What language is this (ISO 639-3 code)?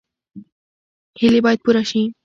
pus